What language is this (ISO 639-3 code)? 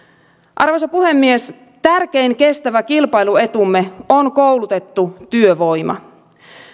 fin